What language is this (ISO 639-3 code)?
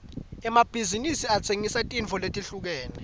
ssw